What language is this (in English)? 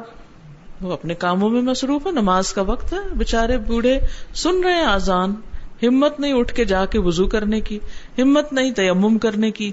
Urdu